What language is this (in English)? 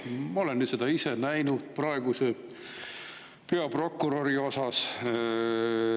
Estonian